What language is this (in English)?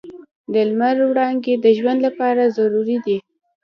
Pashto